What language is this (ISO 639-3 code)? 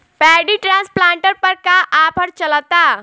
bho